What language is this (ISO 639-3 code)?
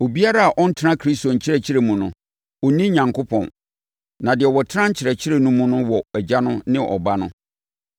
aka